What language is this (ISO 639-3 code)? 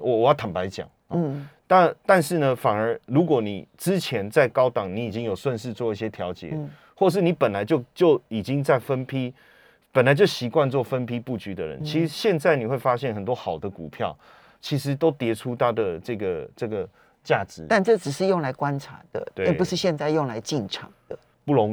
zho